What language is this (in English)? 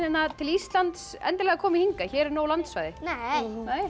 Icelandic